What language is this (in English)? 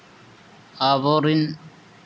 Santali